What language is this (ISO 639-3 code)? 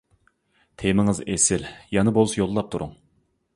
uig